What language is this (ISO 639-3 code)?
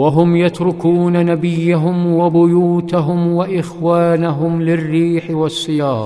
ara